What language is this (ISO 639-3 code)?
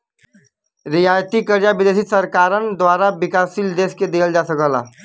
bho